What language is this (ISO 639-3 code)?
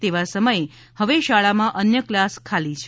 guj